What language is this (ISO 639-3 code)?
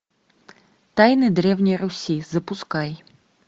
rus